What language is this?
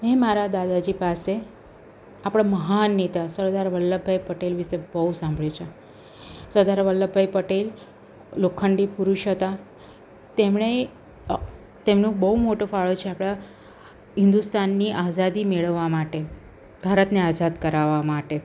Gujarati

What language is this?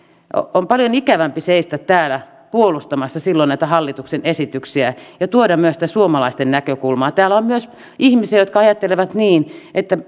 Finnish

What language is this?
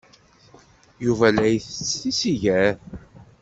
Kabyle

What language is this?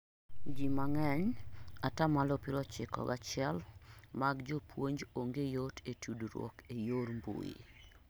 Luo (Kenya and Tanzania)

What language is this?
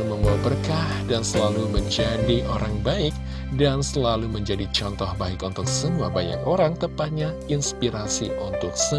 Indonesian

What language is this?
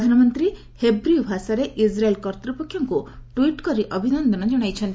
Odia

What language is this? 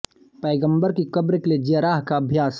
Hindi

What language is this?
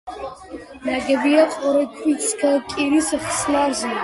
Georgian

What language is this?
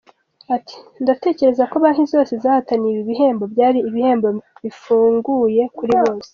Kinyarwanda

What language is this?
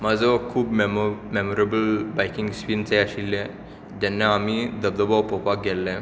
Konkani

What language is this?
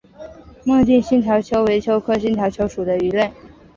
Chinese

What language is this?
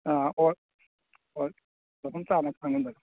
Manipuri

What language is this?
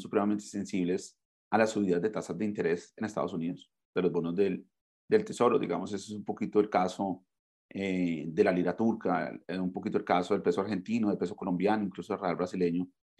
Spanish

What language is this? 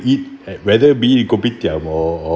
English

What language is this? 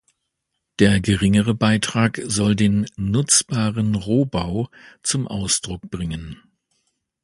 German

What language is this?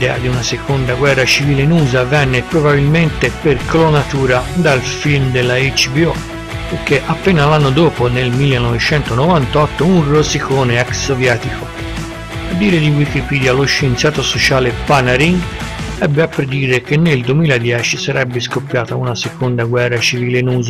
Italian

